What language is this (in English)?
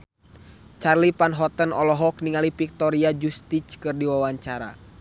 Sundanese